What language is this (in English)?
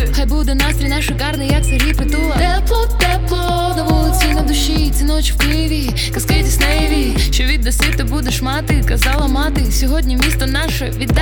Ukrainian